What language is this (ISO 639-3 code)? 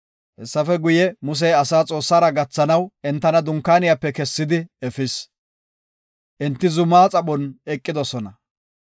gof